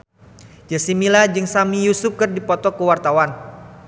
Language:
Sundanese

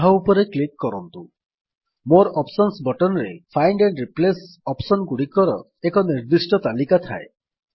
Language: Odia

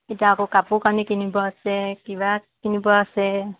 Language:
Assamese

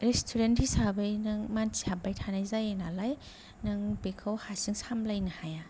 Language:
Bodo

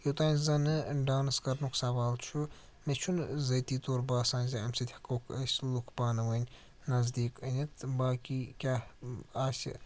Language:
Kashmiri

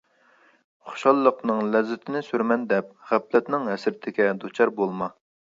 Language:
Uyghur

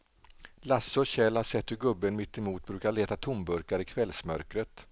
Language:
Swedish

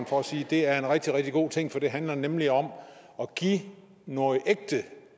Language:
Danish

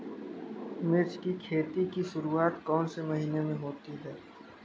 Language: Hindi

